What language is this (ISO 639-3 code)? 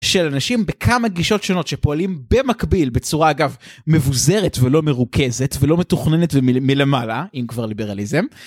heb